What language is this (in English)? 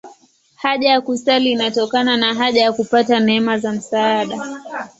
Swahili